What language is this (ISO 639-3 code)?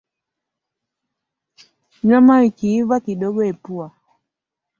swa